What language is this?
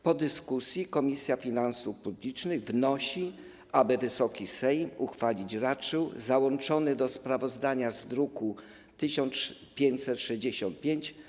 Polish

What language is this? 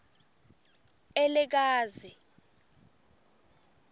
Swati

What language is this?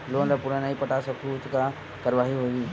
Chhattisgarhi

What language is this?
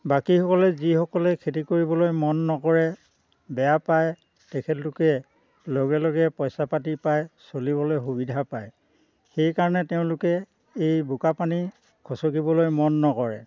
Assamese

